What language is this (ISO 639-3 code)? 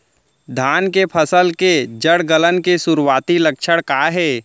hne